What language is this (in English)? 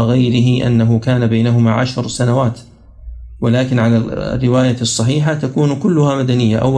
Arabic